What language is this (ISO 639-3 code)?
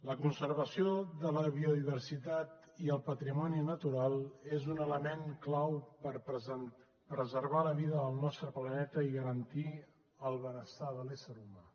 cat